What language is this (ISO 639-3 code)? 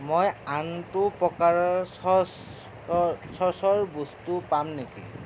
asm